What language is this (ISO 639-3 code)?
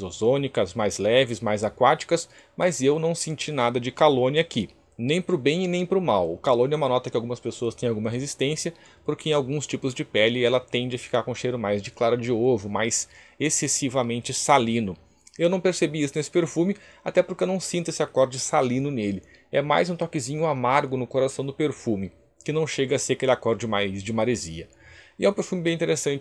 por